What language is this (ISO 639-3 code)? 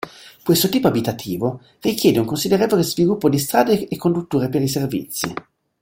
ita